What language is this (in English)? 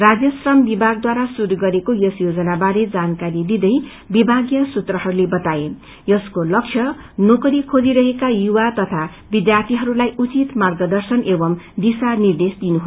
Nepali